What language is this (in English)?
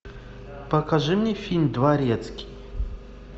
Russian